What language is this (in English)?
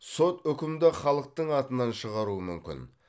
Kazakh